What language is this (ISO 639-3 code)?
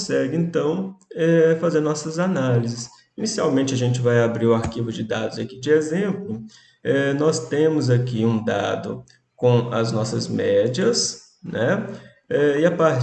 por